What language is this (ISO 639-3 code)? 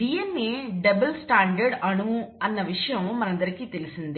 tel